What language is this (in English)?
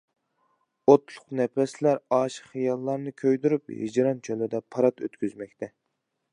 Uyghur